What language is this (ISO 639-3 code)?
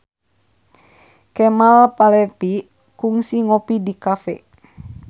sun